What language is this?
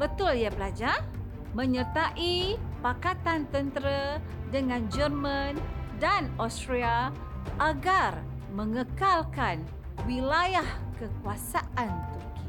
Malay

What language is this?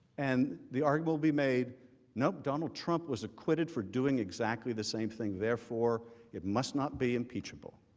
English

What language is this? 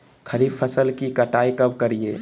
Magahi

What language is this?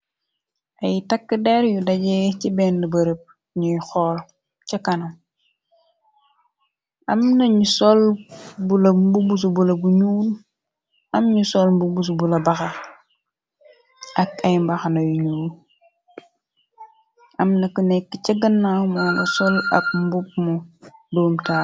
Wolof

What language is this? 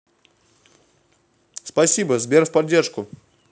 Russian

